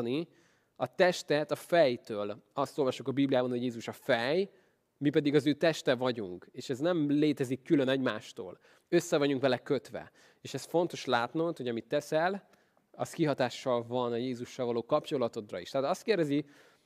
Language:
Hungarian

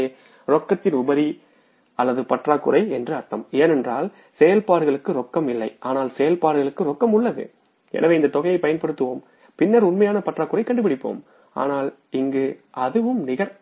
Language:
Tamil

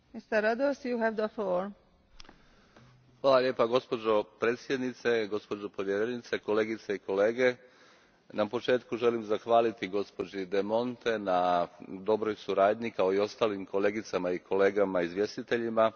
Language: Croatian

